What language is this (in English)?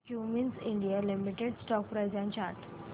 Marathi